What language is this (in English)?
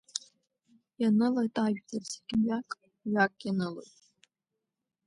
Abkhazian